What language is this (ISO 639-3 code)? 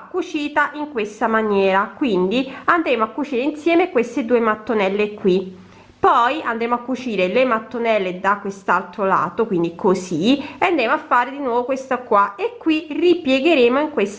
ita